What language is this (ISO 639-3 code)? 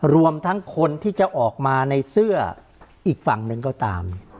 tha